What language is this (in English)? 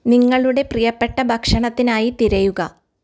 Malayalam